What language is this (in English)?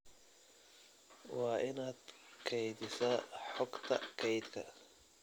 Somali